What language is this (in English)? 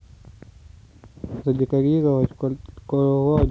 Russian